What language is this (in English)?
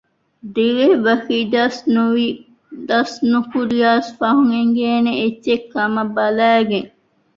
Divehi